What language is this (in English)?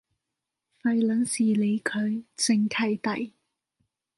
Cantonese